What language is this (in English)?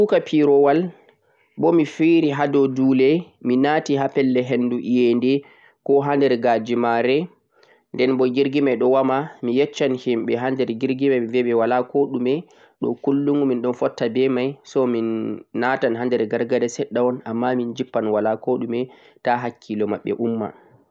Central-Eastern Niger Fulfulde